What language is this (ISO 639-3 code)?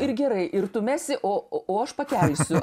lit